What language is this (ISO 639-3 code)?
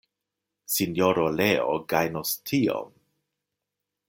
epo